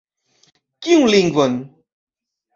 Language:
Esperanto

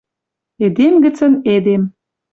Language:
Western Mari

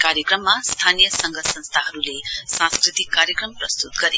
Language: Nepali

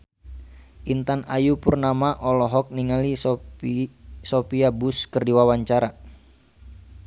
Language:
Sundanese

